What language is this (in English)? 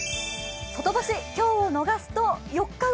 Japanese